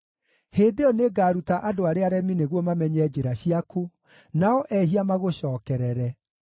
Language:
Kikuyu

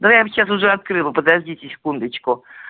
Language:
Russian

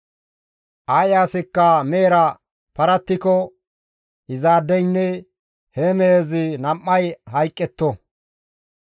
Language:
Gamo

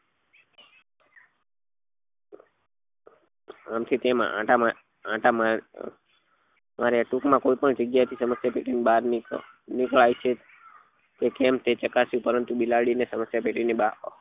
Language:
Gujarati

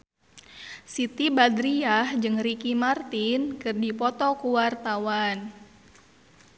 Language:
Sundanese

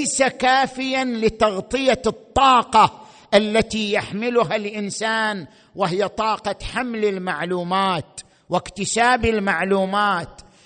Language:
Arabic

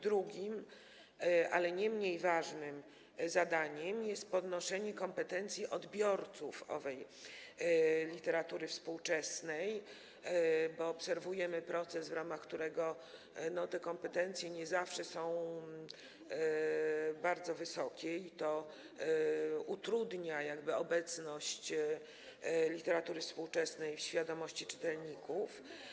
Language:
Polish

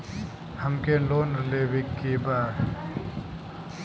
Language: Bhojpuri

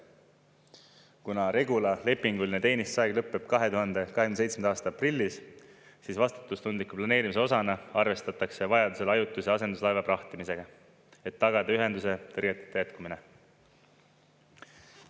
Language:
Estonian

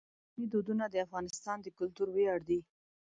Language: Pashto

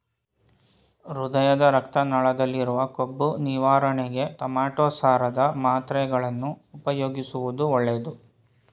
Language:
Kannada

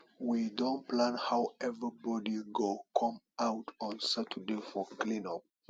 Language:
Nigerian Pidgin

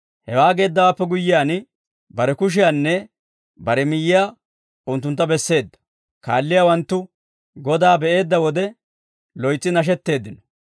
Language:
Dawro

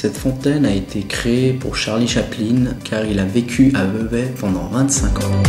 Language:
French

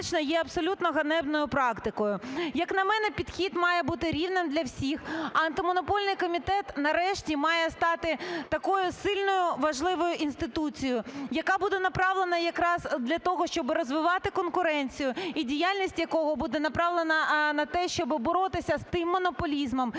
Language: Ukrainian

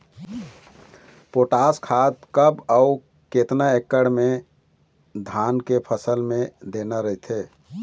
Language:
Chhattisgarhi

